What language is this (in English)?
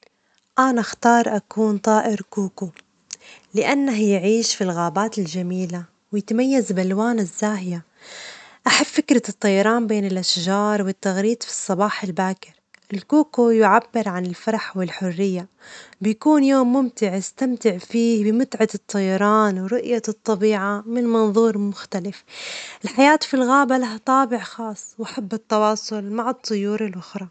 Omani Arabic